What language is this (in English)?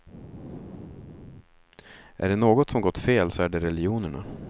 Swedish